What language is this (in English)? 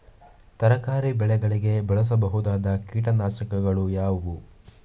Kannada